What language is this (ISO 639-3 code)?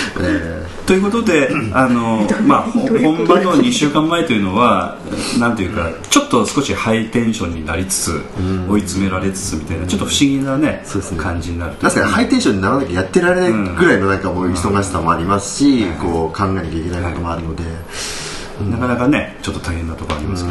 jpn